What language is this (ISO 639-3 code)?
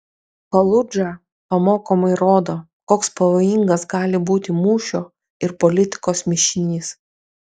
lit